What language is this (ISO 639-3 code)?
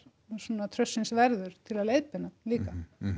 isl